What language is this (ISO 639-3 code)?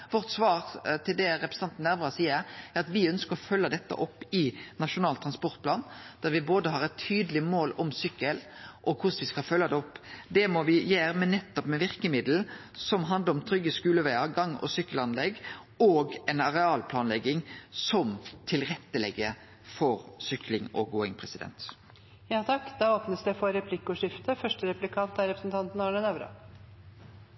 nno